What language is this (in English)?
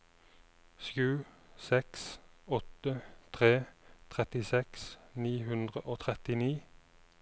Norwegian